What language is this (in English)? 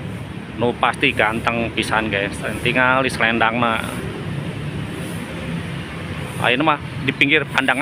Indonesian